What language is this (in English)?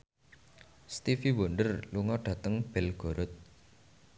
Javanese